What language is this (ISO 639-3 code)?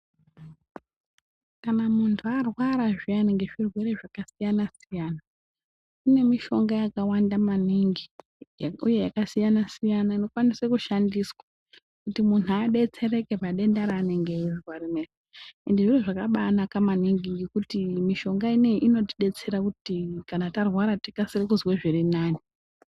ndc